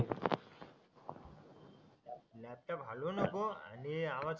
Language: Marathi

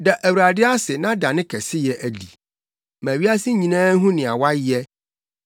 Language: Akan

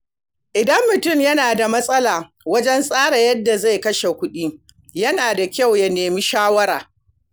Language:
Hausa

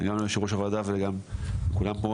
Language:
Hebrew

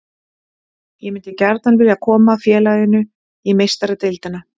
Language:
Icelandic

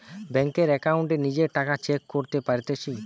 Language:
Bangla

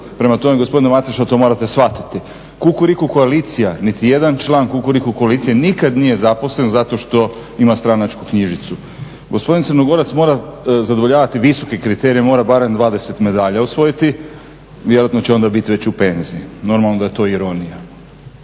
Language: Croatian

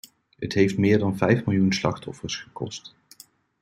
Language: Dutch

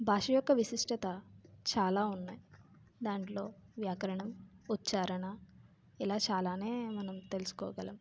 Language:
Telugu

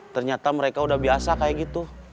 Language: Indonesian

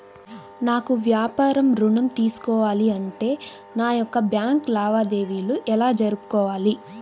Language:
Telugu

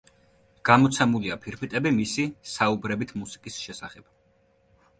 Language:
Georgian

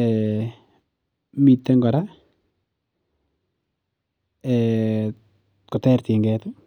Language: Kalenjin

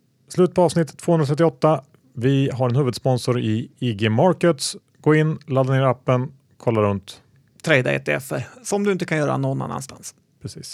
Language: Swedish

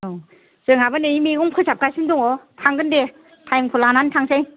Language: Bodo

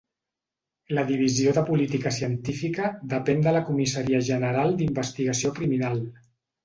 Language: Catalan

